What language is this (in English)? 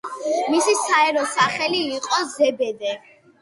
Georgian